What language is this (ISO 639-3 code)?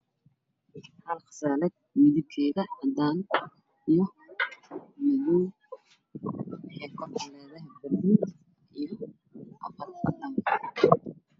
som